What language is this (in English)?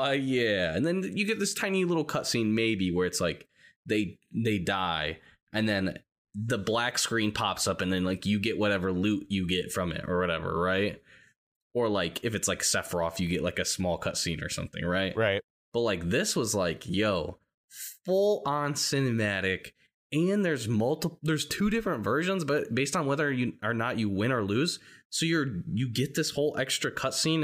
English